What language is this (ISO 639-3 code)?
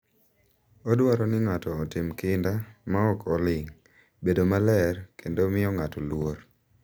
luo